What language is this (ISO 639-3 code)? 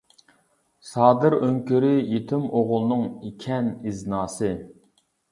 uig